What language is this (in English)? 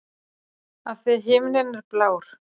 Icelandic